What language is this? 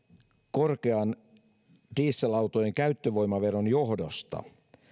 Finnish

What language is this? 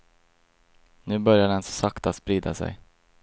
Swedish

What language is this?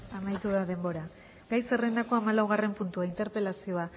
Basque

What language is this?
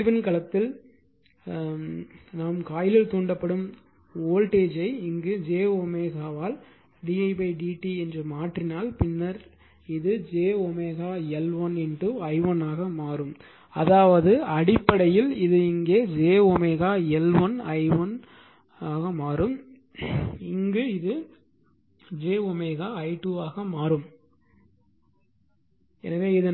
Tamil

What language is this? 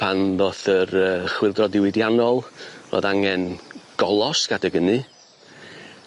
Welsh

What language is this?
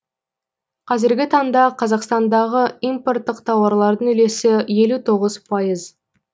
Kazakh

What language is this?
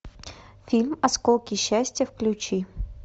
Russian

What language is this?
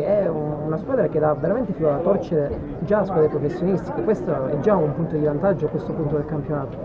Italian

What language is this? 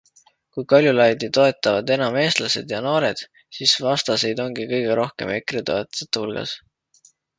Estonian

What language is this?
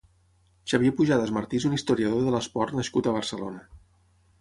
Catalan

